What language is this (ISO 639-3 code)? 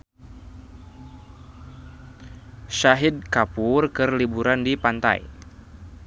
sun